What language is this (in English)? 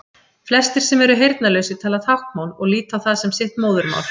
Icelandic